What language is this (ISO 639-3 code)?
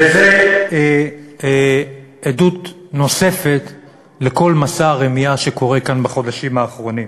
heb